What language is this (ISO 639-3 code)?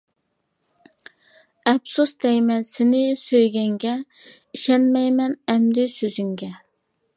uig